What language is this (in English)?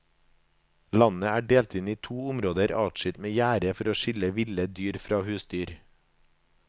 Norwegian